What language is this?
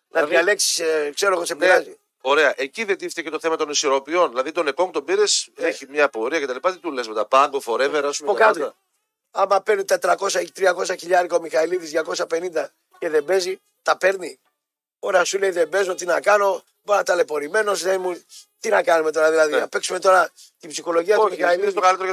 Greek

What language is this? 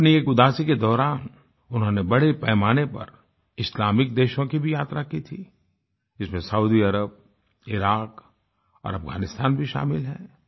Hindi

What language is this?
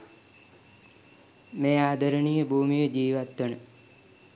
Sinhala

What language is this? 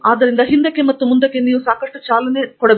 Kannada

